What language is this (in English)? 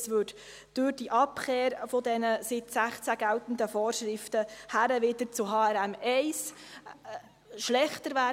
Swiss German